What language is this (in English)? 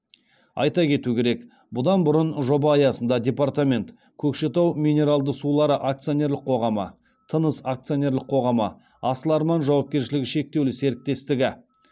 Kazakh